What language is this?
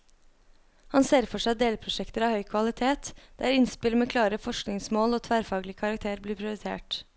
Norwegian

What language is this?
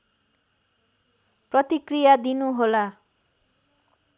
Nepali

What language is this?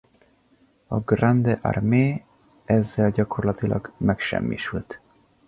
Hungarian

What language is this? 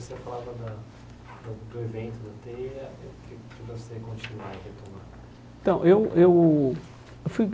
Portuguese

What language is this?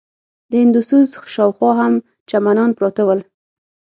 Pashto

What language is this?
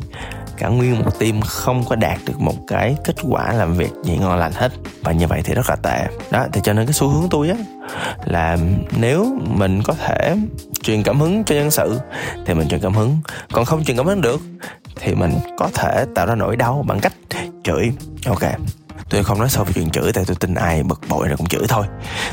Vietnamese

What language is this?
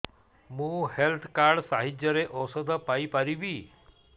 Odia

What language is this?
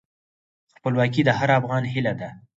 Pashto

